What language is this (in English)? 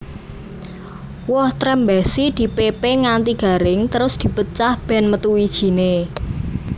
Javanese